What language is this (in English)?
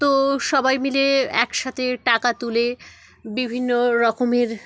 Bangla